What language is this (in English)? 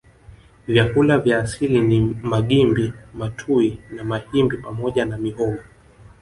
Swahili